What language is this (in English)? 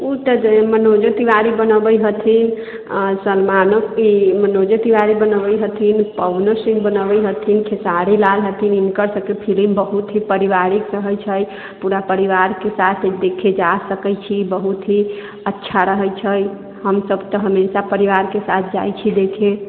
Maithili